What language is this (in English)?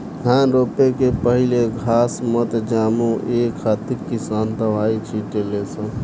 Bhojpuri